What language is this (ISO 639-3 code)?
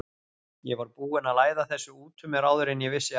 isl